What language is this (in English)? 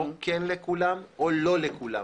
Hebrew